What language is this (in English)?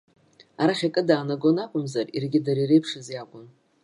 Abkhazian